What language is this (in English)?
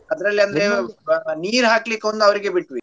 Kannada